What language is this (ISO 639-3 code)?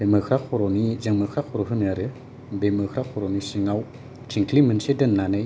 brx